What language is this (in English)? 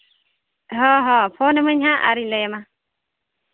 Santali